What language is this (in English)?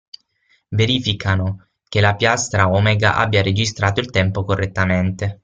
Italian